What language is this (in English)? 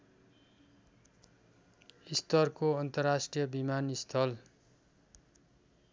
Nepali